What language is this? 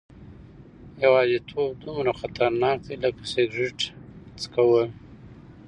Pashto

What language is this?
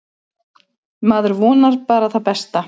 Icelandic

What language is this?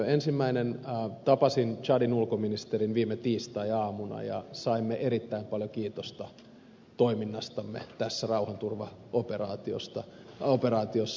Finnish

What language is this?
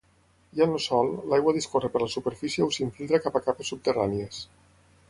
Catalan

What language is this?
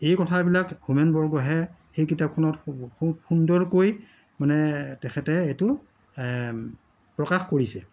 Assamese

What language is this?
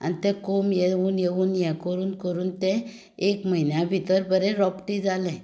Konkani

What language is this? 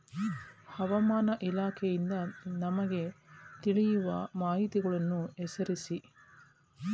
Kannada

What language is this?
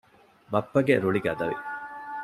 Divehi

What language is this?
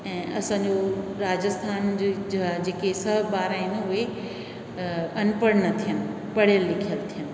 Sindhi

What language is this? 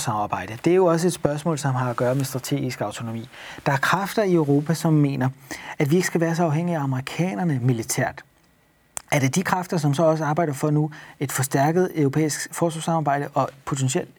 Danish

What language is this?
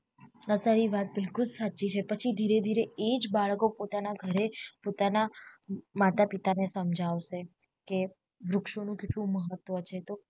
Gujarati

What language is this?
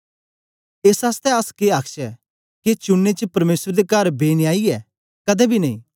Dogri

